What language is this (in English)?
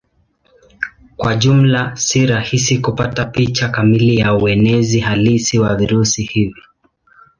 Swahili